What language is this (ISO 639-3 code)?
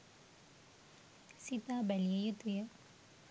sin